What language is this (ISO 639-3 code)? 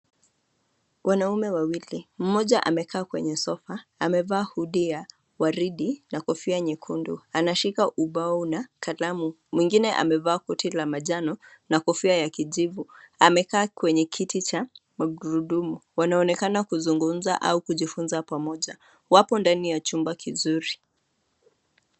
swa